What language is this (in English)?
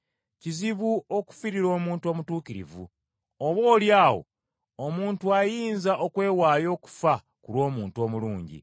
Ganda